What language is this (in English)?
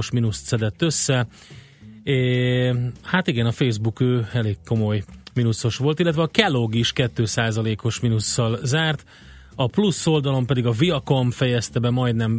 Hungarian